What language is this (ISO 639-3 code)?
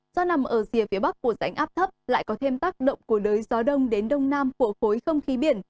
vie